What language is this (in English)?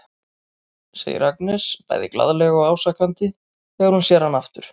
Icelandic